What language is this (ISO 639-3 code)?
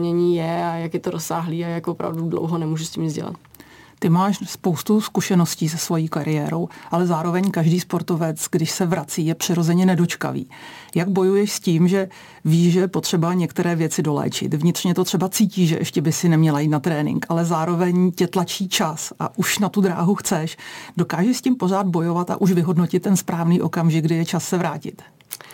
ces